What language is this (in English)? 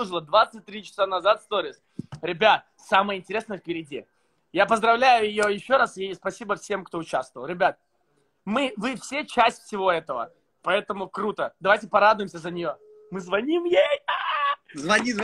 Russian